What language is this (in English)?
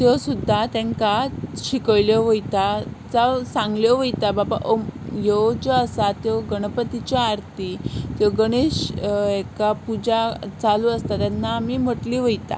Konkani